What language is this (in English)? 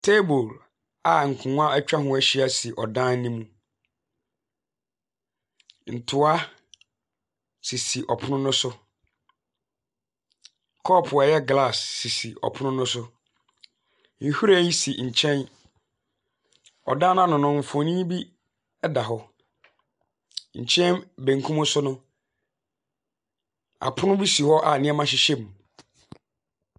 Akan